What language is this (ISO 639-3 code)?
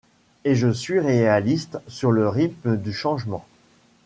fra